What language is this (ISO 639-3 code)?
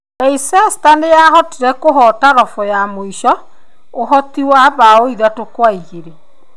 kik